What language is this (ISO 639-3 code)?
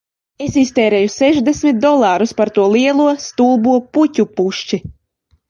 lav